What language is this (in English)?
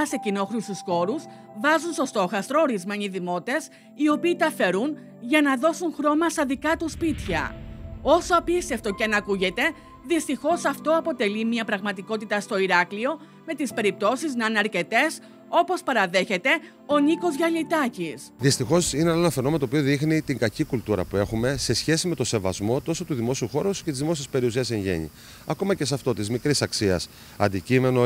Greek